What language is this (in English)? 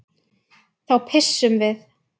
Icelandic